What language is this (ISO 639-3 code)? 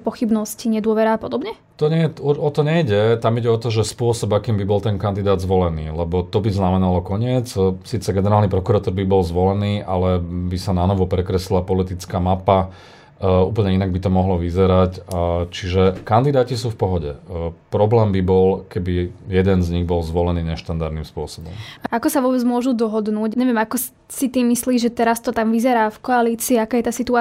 slk